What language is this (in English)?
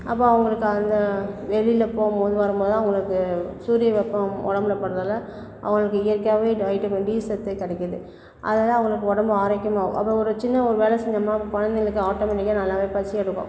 Tamil